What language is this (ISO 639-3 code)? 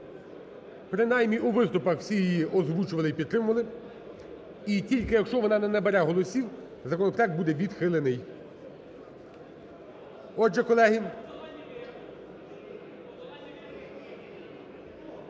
ukr